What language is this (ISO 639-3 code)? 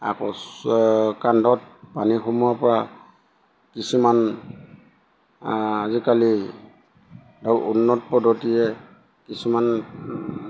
asm